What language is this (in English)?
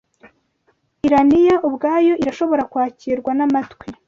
Kinyarwanda